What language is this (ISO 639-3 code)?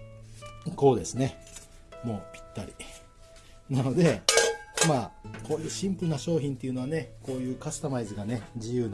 jpn